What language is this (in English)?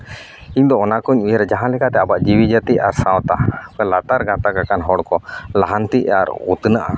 Santali